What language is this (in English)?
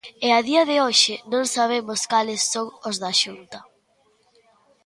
Galician